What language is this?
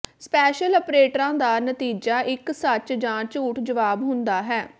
Punjabi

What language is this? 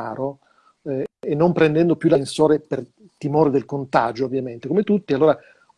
Italian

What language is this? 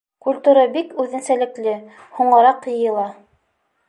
Bashkir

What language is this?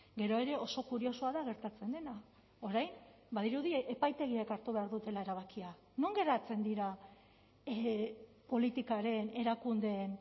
Basque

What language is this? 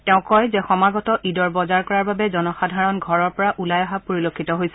Assamese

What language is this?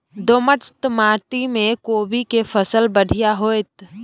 Maithili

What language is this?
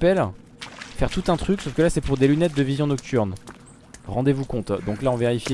French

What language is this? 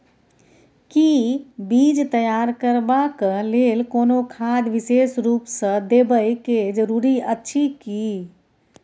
Maithili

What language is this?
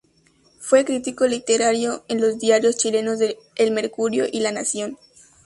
Spanish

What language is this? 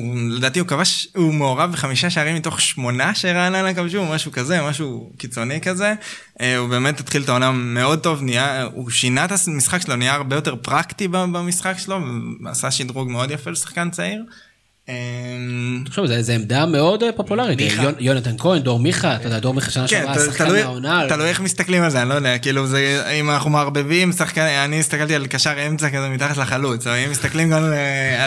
Hebrew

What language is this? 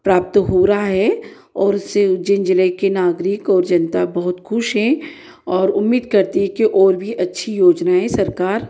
Hindi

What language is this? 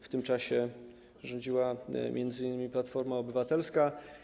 Polish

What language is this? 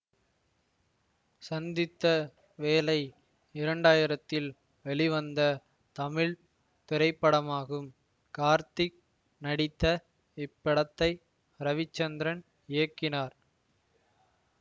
Tamil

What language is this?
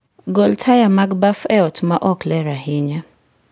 Luo (Kenya and Tanzania)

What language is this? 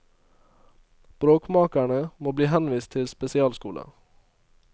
Norwegian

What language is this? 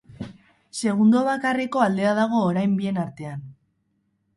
Basque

